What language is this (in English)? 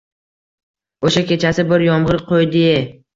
Uzbek